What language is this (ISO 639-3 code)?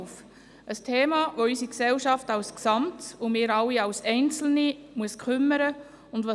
gsw